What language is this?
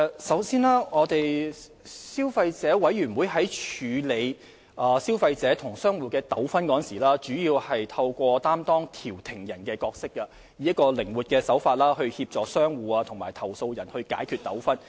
Cantonese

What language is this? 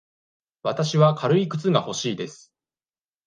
Japanese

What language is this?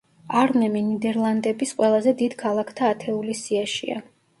Georgian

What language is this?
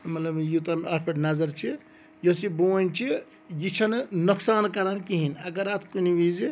Kashmiri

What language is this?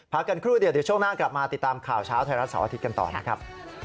Thai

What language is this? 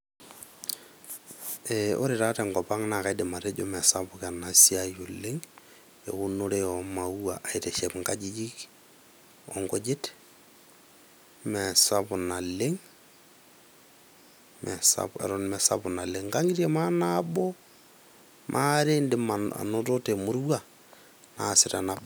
Masai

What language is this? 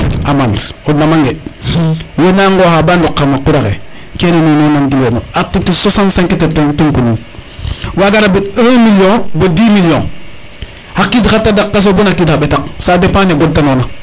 Serer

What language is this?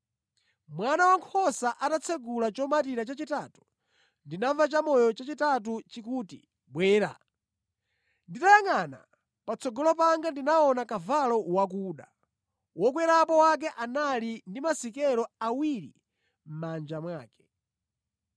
Nyanja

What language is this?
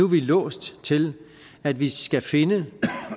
Danish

